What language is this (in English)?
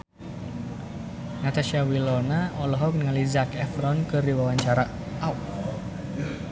Sundanese